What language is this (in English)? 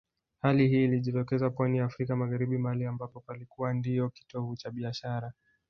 Swahili